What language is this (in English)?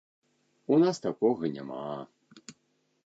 Belarusian